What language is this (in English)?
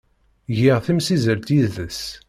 Kabyle